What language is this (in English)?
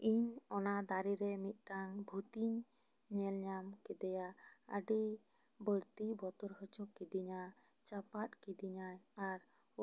Santali